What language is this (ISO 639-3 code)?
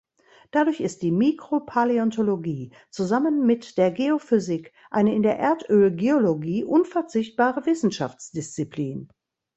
deu